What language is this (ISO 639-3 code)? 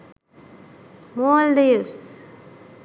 sin